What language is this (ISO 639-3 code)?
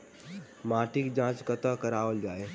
mai